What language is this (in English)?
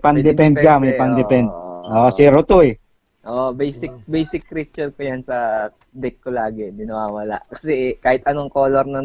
Filipino